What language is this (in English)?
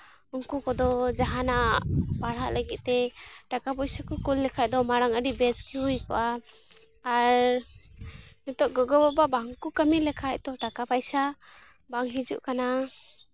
Santali